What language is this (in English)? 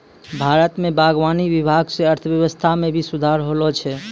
Maithili